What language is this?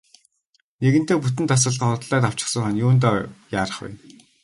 Mongolian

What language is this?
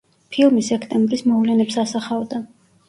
Georgian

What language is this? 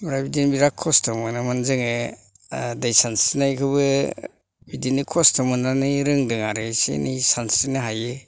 Bodo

